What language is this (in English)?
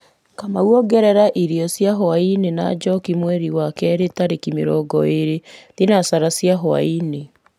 Kikuyu